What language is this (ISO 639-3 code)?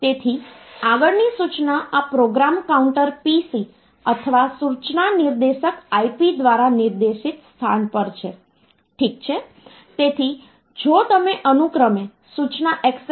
guj